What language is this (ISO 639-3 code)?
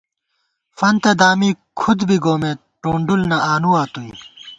gwt